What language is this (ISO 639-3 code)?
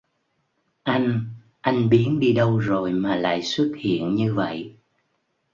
vie